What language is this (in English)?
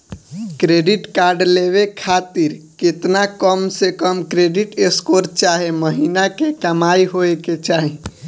Bhojpuri